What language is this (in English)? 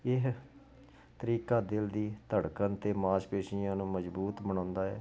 Punjabi